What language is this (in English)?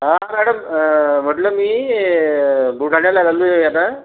Marathi